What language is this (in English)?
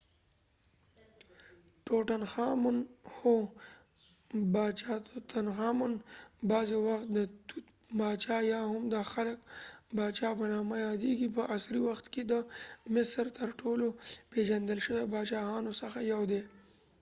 Pashto